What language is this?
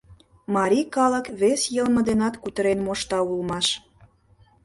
Mari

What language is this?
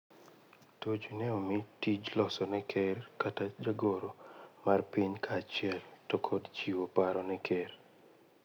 Luo (Kenya and Tanzania)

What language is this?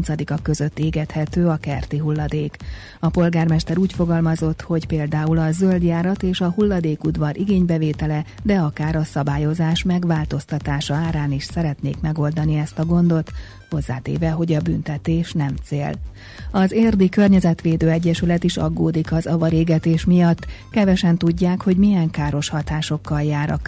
Hungarian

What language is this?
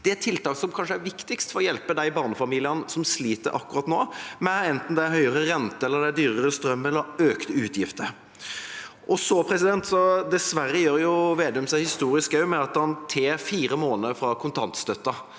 Norwegian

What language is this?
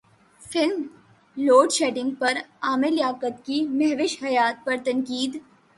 Urdu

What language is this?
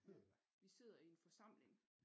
Danish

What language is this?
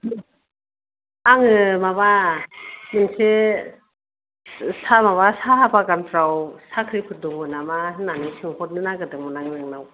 Bodo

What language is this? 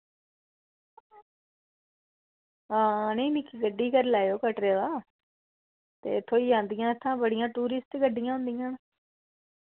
Dogri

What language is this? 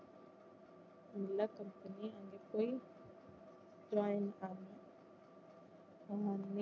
Tamil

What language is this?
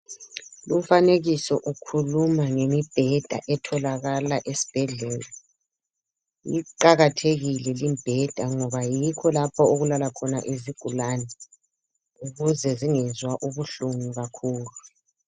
North Ndebele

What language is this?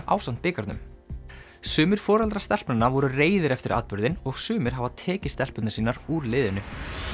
Icelandic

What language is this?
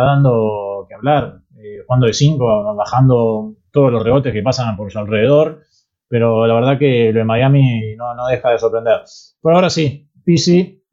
Spanish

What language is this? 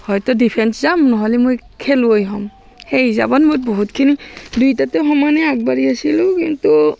Assamese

